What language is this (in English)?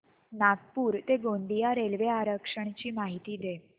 Marathi